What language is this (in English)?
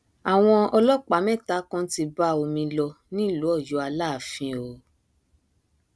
Yoruba